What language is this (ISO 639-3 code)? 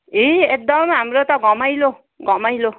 nep